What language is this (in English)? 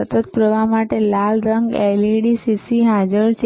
Gujarati